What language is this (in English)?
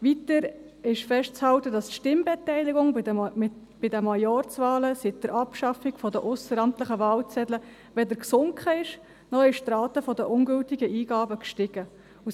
Swiss German